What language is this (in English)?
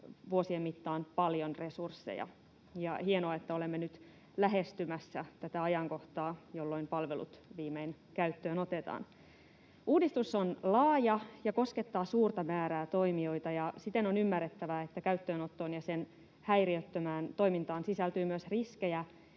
Finnish